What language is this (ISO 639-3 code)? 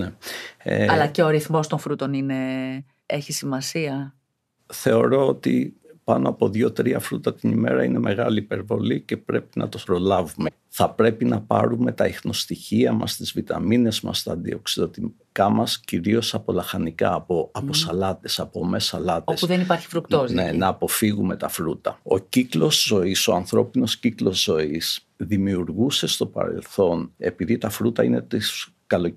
ell